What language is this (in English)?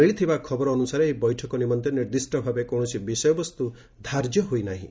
Odia